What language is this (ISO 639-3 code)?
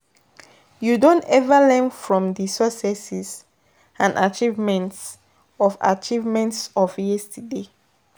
pcm